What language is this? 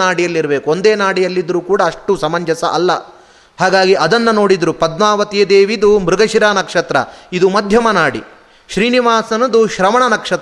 Kannada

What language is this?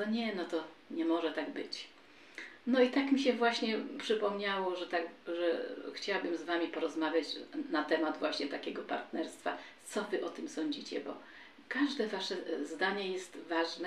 Polish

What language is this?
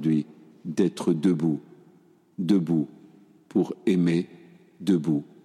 French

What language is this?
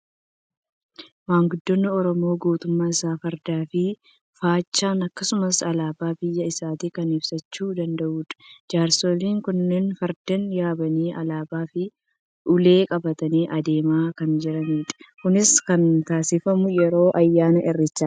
Oromo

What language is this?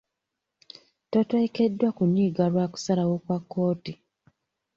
Ganda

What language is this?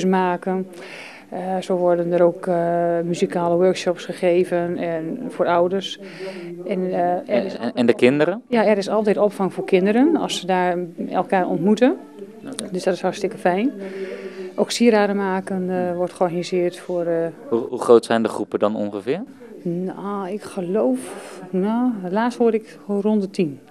Dutch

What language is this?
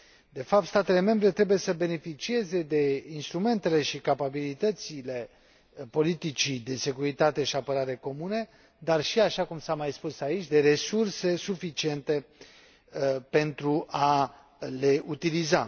Romanian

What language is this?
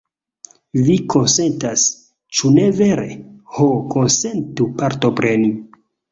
Esperanto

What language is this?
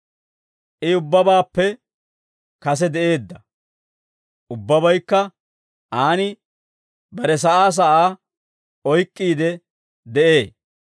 Dawro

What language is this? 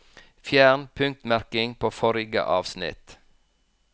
Norwegian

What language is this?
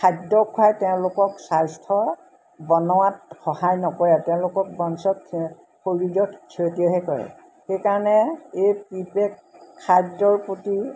Assamese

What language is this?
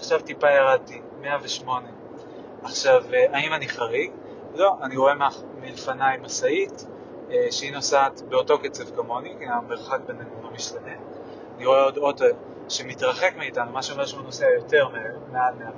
Hebrew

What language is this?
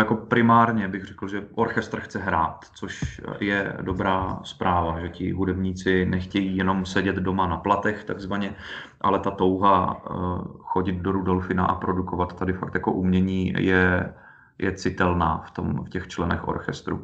Czech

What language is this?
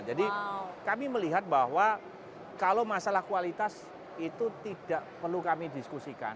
Indonesian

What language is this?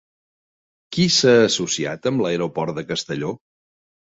Catalan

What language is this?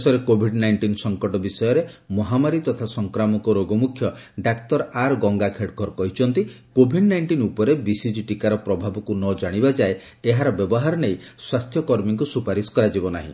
Odia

